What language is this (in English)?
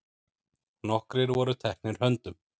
Icelandic